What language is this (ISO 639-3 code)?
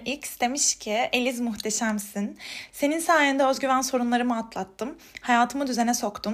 tur